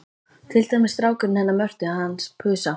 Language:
Icelandic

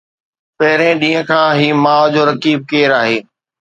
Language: Sindhi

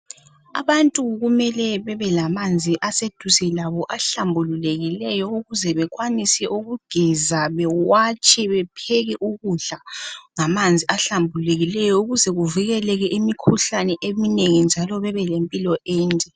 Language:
North Ndebele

